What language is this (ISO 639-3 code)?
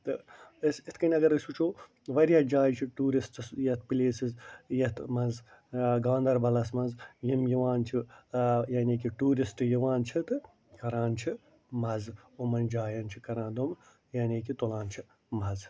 kas